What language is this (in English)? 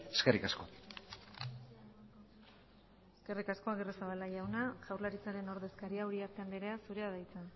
Basque